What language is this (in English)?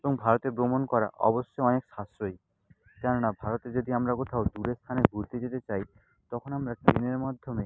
Bangla